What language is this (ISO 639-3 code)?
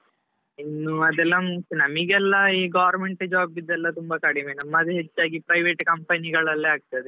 kan